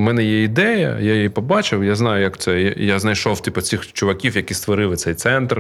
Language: Ukrainian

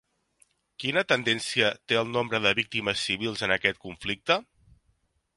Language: Catalan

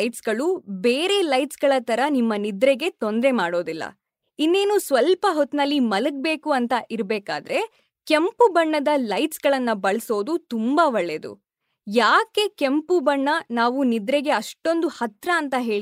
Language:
Kannada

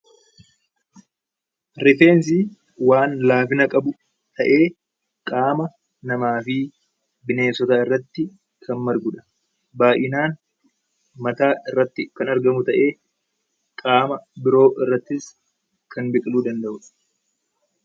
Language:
Oromo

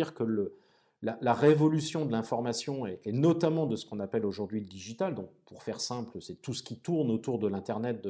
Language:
French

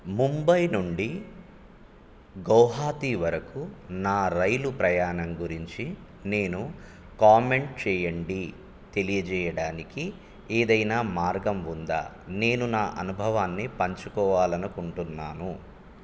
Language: Telugu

